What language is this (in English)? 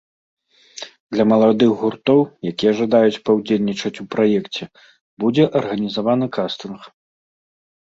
Belarusian